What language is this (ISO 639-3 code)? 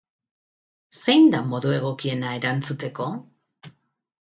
eus